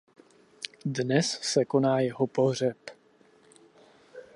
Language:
Czech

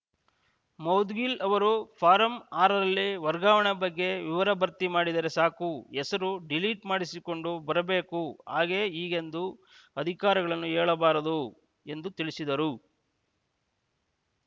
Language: Kannada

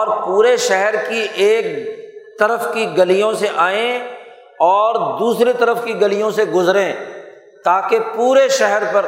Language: Urdu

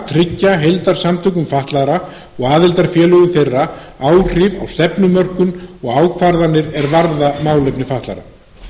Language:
Icelandic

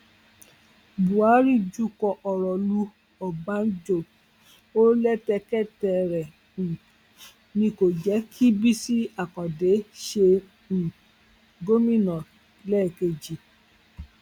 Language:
Yoruba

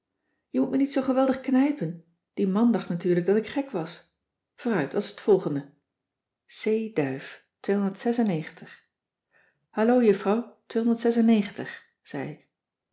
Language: Dutch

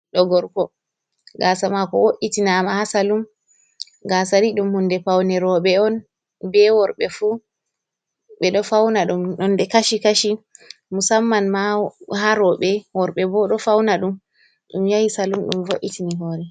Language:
Fula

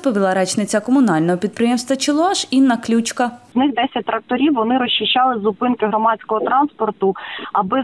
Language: Ukrainian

